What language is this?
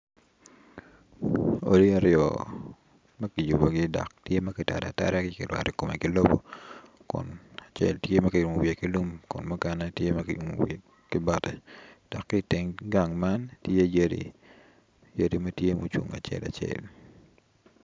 Acoli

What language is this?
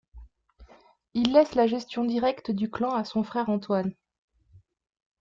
French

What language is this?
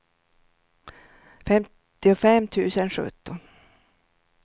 Swedish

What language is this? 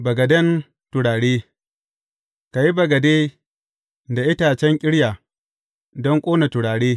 Hausa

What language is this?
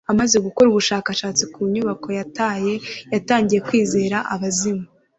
Kinyarwanda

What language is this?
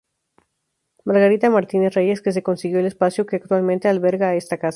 Spanish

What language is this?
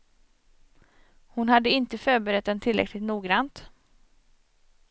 Swedish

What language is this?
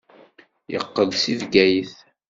Kabyle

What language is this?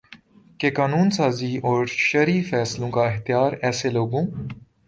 Urdu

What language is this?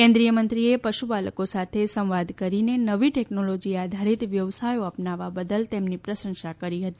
Gujarati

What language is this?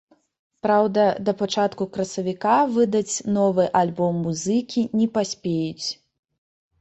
Belarusian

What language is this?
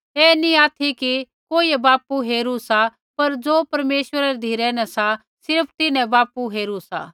Kullu Pahari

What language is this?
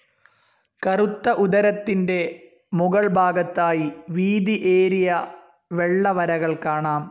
Malayalam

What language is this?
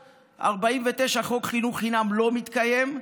Hebrew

